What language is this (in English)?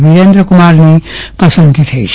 Gujarati